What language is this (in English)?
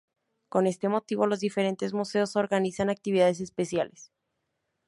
Spanish